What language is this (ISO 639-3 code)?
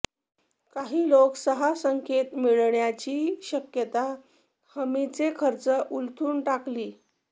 mar